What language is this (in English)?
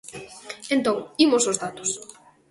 Galician